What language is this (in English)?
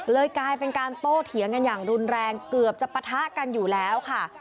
Thai